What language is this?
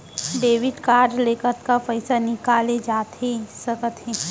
Chhattisgarhi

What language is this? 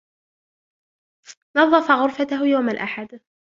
Arabic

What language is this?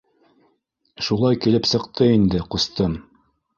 Bashkir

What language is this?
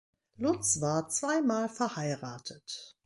German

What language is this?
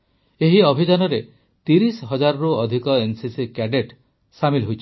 Odia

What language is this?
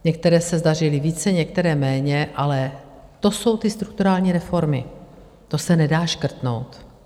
Czech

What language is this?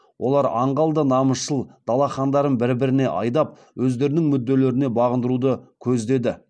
Kazakh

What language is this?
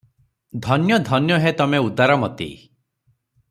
Odia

